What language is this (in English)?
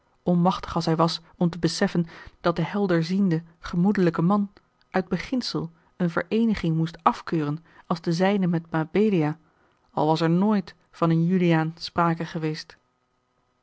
Dutch